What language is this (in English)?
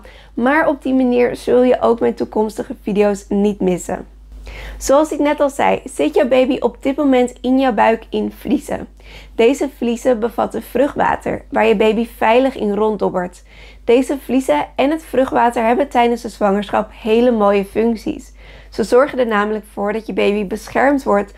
Dutch